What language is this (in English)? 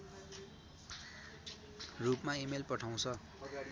Nepali